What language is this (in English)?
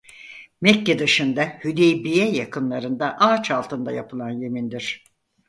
Turkish